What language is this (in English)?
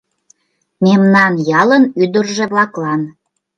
Mari